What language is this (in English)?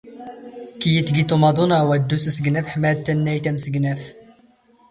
Standard Moroccan Tamazight